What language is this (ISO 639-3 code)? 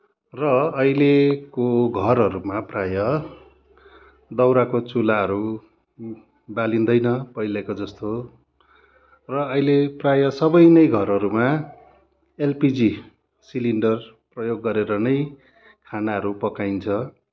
nep